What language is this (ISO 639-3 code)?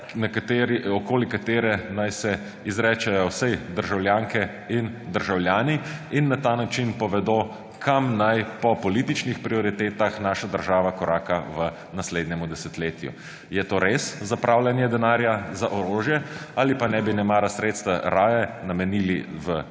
slv